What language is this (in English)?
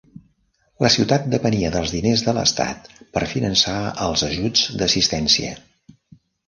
Catalan